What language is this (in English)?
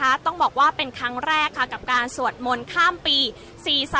Thai